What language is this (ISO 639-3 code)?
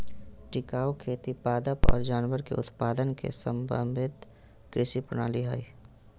mag